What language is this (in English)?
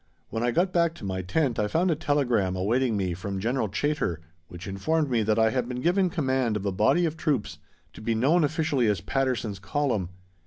English